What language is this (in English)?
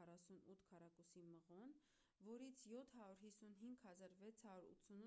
Armenian